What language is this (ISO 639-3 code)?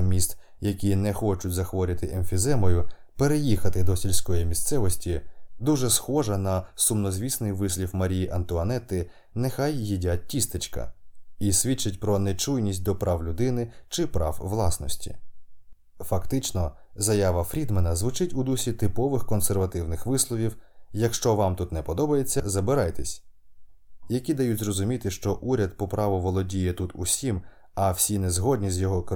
ukr